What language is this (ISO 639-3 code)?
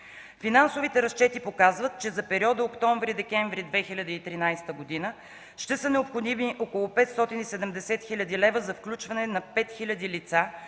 bul